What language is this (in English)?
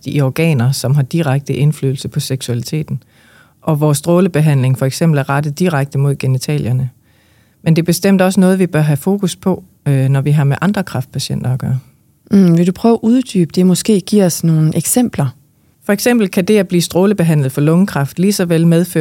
Danish